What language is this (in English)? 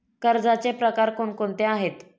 Marathi